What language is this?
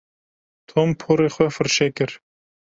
Kurdish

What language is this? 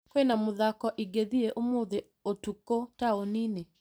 Kikuyu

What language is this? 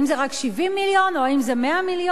Hebrew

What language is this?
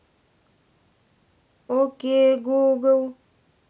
Russian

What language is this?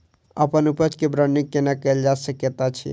Maithili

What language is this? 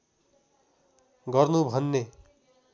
Nepali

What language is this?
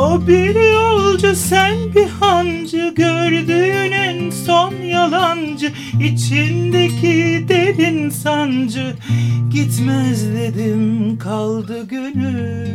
Turkish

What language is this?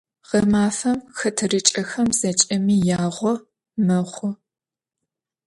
Adyghe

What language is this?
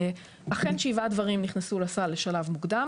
Hebrew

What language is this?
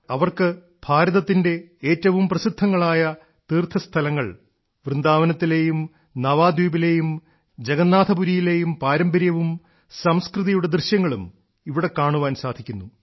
Malayalam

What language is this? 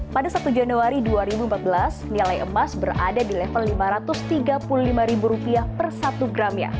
Indonesian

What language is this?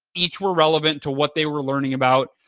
English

